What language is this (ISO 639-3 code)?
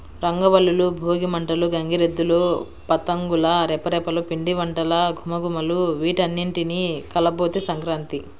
tel